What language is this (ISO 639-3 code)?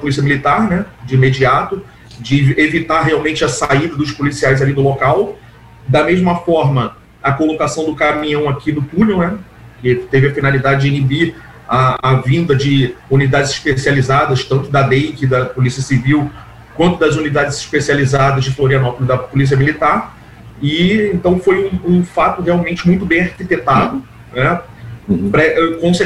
por